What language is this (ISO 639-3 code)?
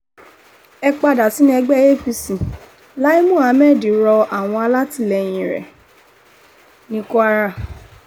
yor